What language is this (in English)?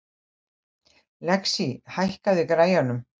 Icelandic